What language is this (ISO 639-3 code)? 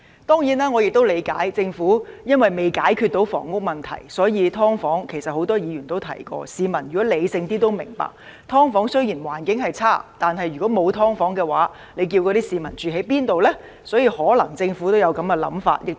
yue